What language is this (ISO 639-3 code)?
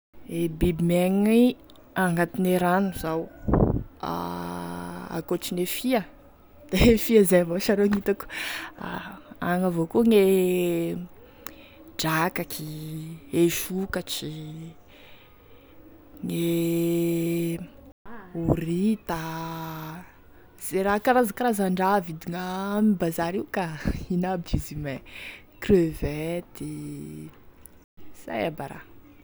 tkg